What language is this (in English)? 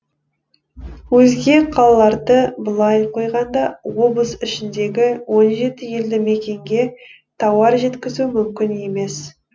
Kazakh